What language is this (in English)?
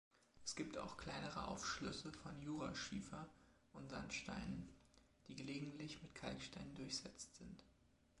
German